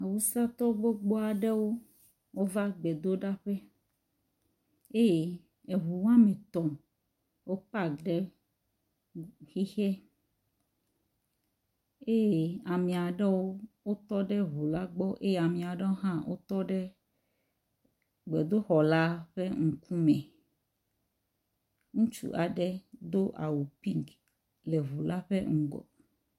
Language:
Ewe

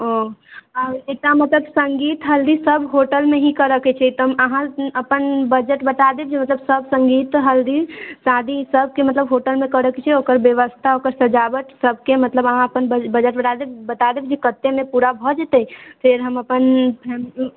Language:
Maithili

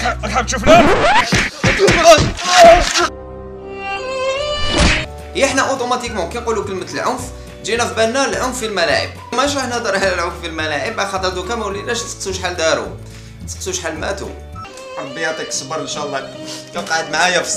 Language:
Arabic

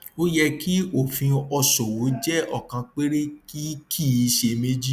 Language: Yoruba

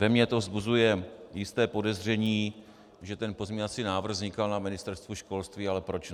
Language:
Czech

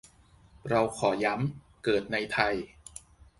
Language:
Thai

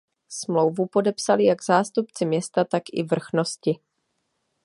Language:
Czech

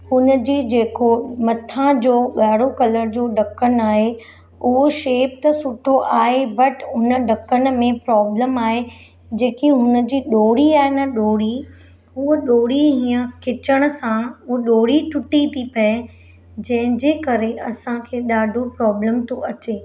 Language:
Sindhi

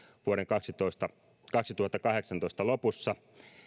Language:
Finnish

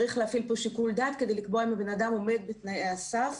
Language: Hebrew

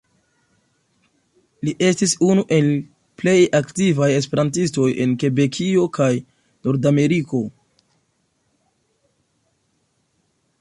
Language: Esperanto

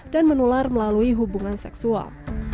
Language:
Indonesian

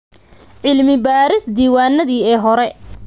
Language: Somali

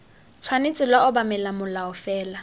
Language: Tswana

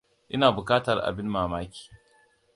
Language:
Hausa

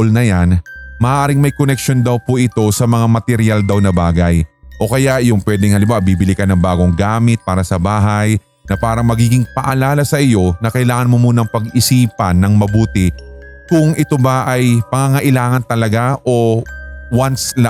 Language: Filipino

